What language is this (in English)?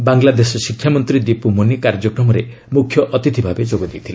Odia